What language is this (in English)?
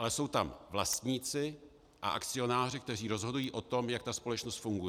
Czech